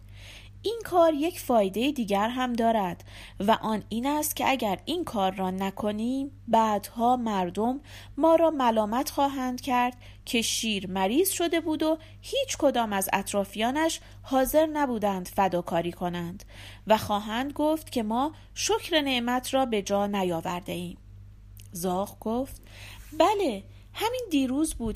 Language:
Persian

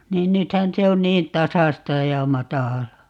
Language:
Finnish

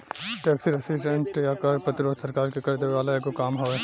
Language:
Bhojpuri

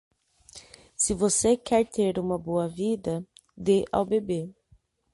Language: Portuguese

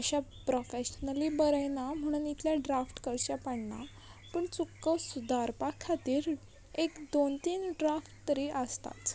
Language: Konkani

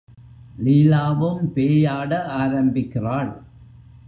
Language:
Tamil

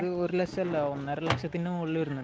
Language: Malayalam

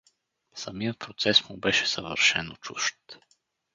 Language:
Bulgarian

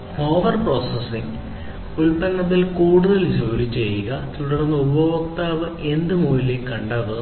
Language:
Malayalam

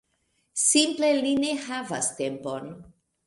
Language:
Esperanto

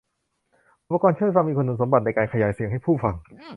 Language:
Thai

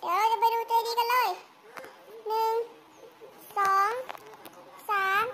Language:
Thai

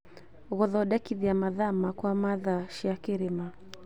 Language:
Kikuyu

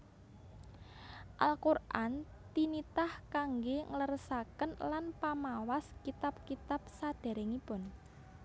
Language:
Javanese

